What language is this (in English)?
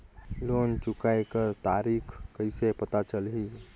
Chhattisgarhi